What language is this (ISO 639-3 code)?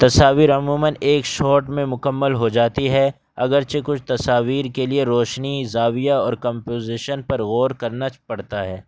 urd